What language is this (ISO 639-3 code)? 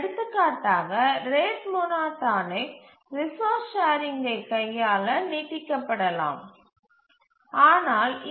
tam